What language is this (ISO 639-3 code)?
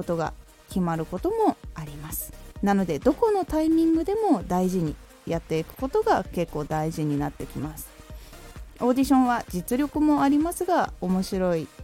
jpn